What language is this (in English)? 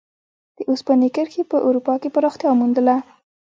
Pashto